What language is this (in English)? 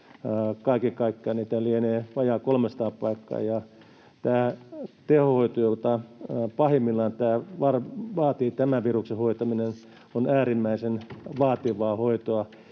Finnish